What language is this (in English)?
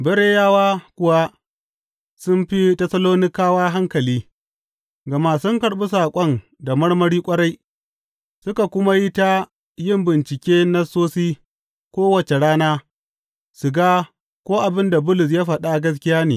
Hausa